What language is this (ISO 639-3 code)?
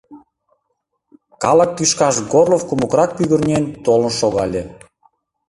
chm